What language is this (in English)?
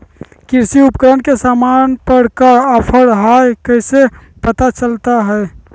Magahi